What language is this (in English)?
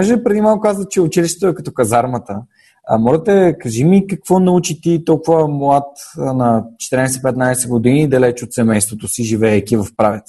Bulgarian